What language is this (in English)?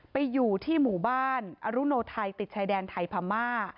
Thai